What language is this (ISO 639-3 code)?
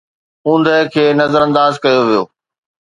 snd